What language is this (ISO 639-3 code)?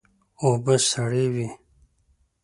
pus